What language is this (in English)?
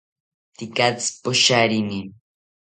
South Ucayali Ashéninka